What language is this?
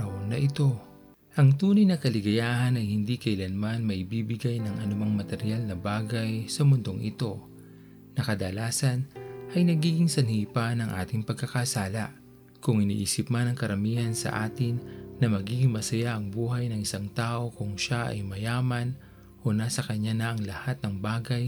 Filipino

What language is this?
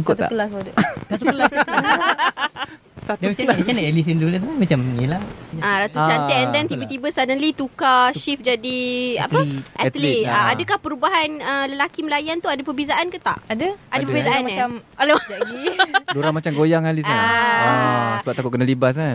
Malay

